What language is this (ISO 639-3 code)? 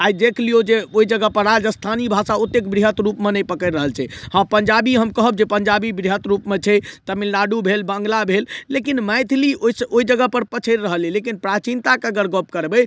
mai